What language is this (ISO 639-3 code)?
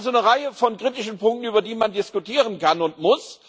deu